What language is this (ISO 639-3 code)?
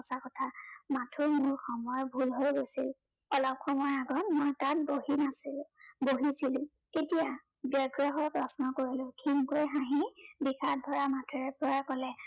asm